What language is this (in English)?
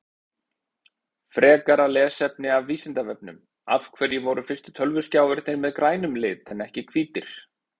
Icelandic